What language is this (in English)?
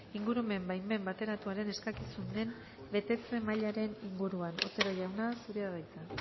Basque